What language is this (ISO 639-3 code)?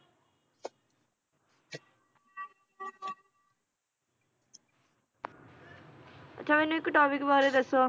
pan